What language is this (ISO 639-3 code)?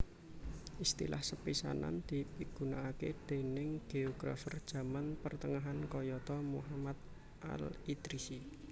jav